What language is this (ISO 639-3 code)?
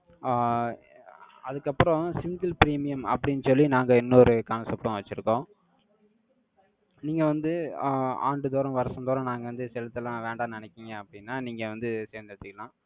tam